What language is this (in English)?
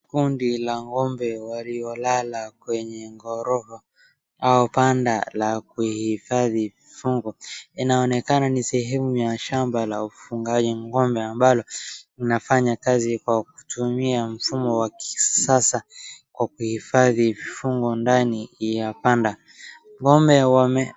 Swahili